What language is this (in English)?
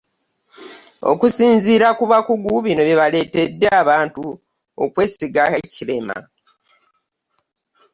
Ganda